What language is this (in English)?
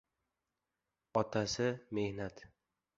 Uzbek